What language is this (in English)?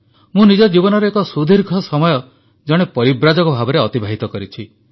Odia